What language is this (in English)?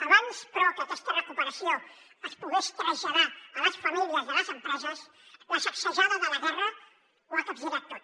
Catalan